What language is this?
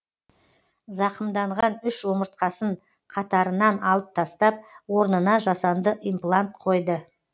Kazakh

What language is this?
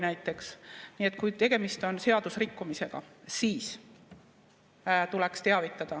Estonian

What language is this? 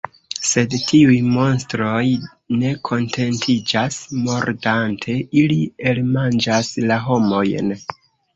Esperanto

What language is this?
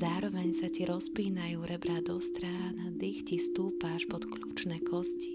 Slovak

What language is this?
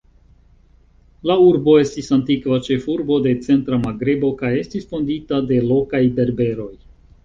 Esperanto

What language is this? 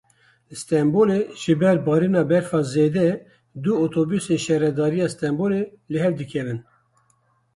Kurdish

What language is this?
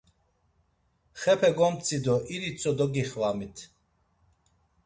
Laz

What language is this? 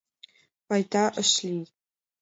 Mari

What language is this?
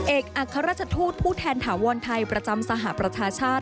Thai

